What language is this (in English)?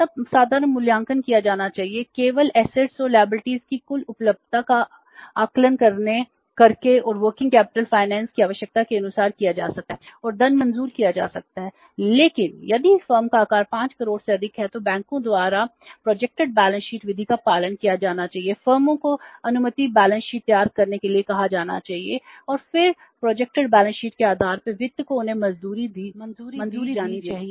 Hindi